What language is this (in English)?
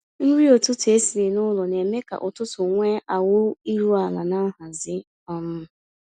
Igbo